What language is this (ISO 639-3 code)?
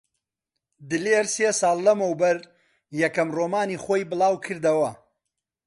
ckb